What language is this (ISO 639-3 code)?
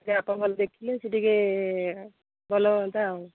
ori